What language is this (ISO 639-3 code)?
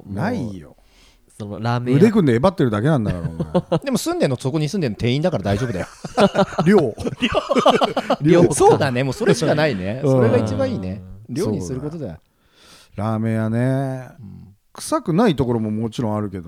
jpn